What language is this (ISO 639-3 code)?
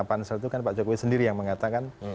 ind